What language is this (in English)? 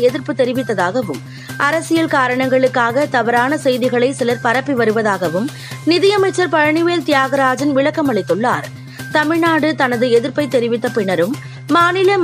Tamil